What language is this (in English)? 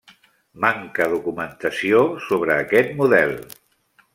Catalan